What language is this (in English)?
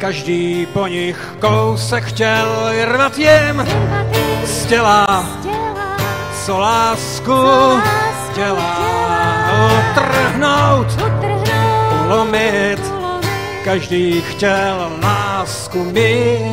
Czech